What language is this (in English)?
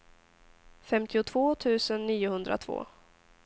Swedish